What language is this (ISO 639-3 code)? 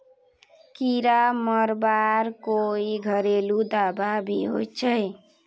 mag